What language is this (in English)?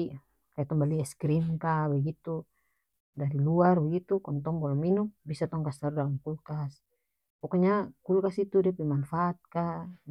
North Moluccan Malay